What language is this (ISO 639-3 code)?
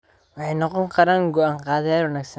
som